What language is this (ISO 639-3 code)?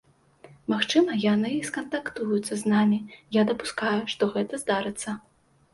bel